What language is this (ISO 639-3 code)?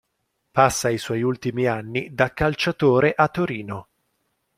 ita